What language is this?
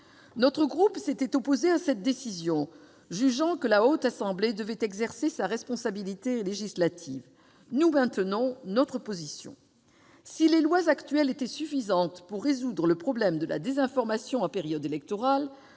French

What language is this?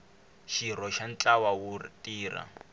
Tsonga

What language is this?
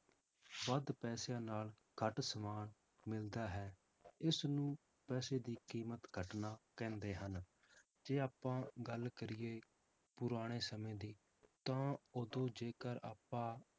Punjabi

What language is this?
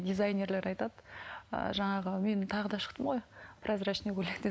Kazakh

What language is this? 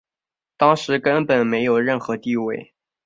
Chinese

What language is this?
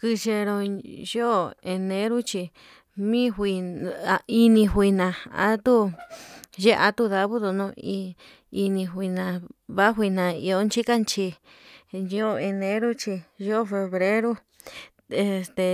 Yutanduchi Mixtec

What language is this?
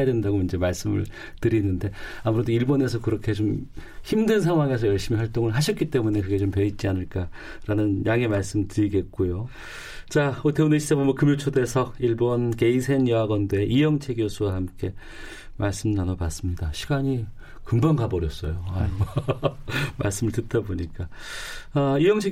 Korean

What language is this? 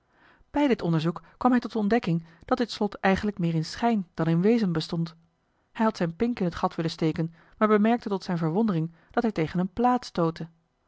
Dutch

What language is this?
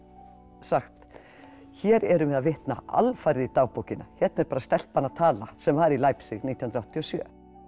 Icelandic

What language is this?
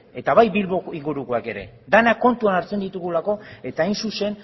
Basque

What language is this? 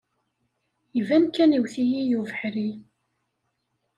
Kabyle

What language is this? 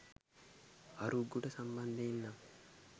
Sinhala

